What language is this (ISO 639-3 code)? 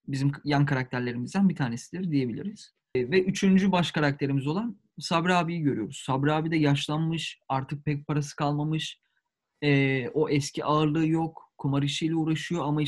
tur